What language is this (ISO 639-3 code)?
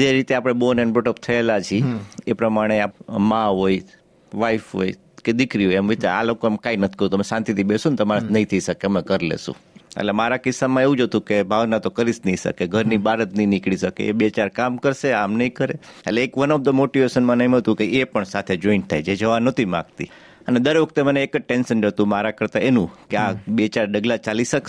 guj